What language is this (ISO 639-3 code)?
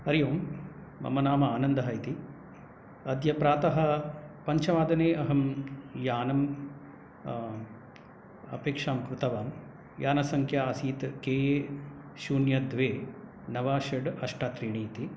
san